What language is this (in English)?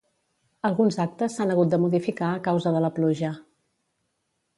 Catalan